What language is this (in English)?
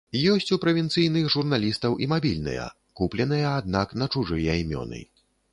Belarusian